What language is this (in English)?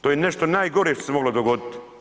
Croatian